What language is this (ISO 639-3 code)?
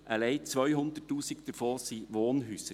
gsw